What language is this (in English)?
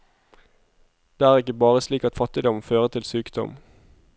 Norwegian